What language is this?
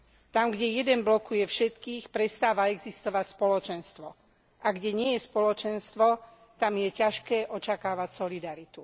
Slovak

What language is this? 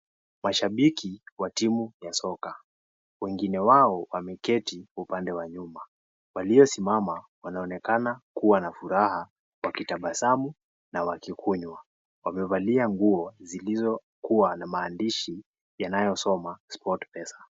Swahili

